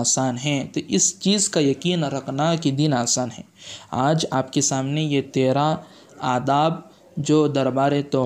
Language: Urdu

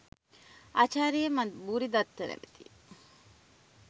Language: Sinhala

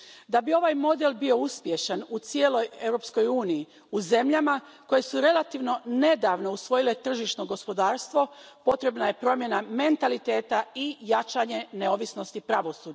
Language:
Croatian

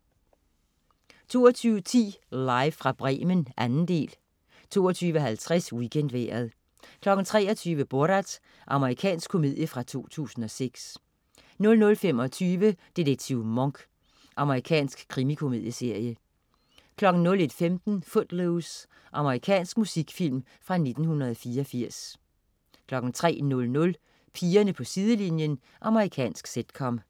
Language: Danish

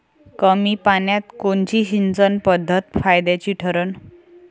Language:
Marathi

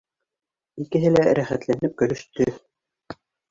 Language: Bashkir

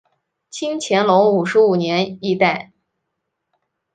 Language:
Chinese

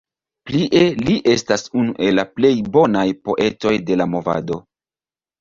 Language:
Esperanto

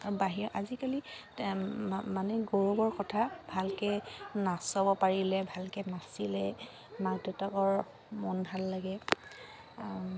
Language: Assamese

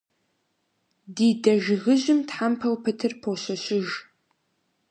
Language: Kabardian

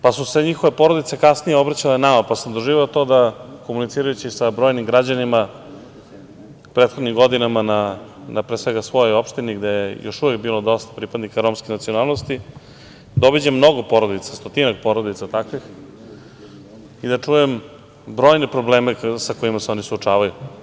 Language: Serbian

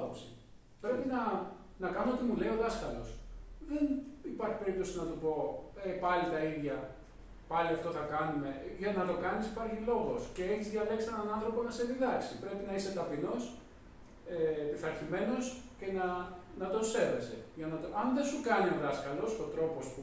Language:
Greek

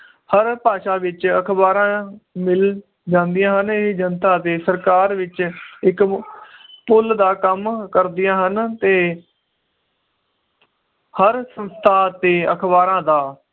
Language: Punjabi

